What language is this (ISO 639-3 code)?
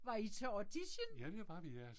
dan